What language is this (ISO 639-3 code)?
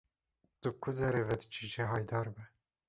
kur